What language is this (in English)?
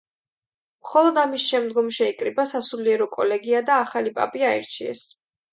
Georgian